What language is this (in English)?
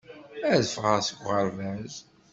Kabyle